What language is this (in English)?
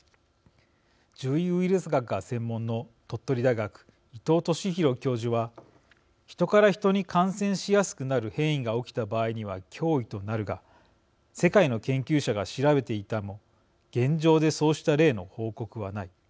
Japanese